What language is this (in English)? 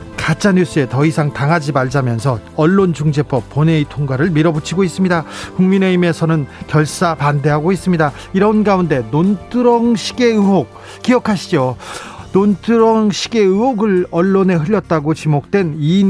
Korean